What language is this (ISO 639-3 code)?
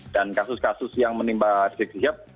ind